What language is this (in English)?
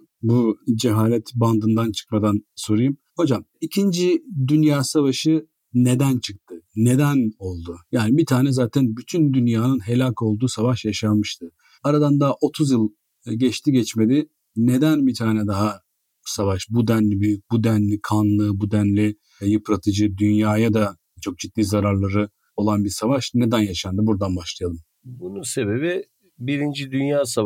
Turkish